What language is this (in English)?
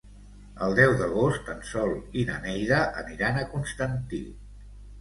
Catalan